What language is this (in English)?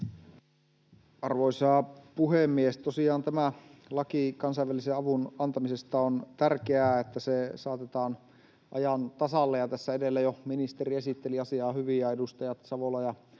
Finnish